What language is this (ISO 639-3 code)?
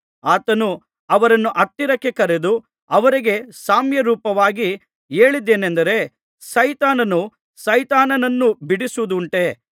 kan